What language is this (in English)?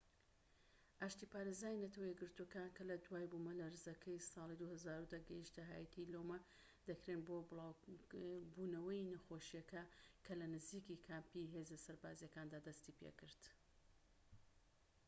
Central Kurdish